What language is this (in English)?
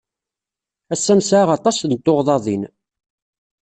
Kabyle